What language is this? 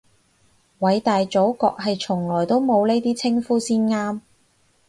Cantonese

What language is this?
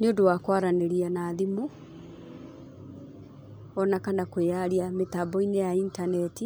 Kikuyu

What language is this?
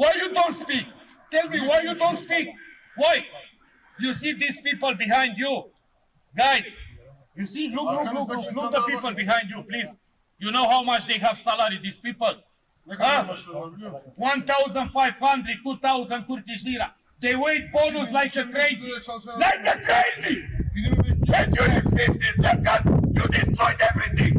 Romanian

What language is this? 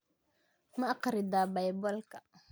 Somali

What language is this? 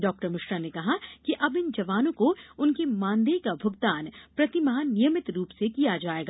Hindi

